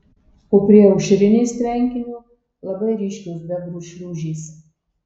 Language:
Lithuanian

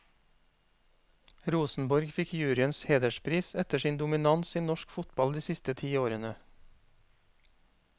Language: Norwegian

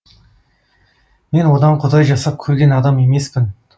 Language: Kazakh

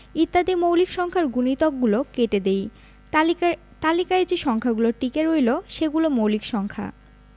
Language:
Bangla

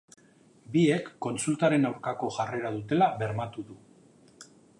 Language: Basque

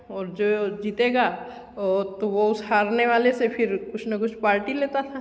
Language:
Hindi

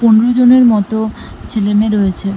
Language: Bangla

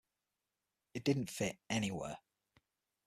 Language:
English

